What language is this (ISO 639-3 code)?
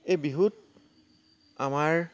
asm